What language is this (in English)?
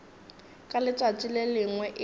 Northern Sotho